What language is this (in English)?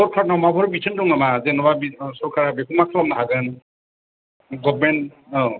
Bodo